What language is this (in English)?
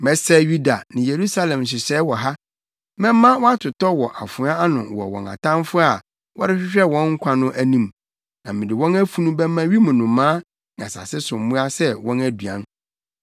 Akan